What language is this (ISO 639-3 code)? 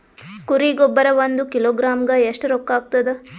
kan